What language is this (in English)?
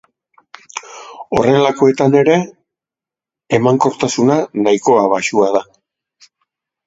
Basque